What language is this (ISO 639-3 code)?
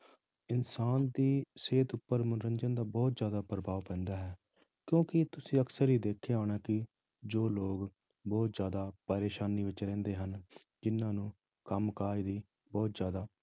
pan